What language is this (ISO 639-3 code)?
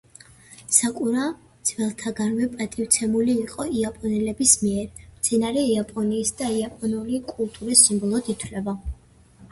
kat